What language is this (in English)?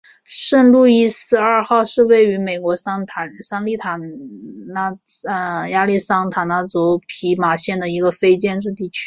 Chinese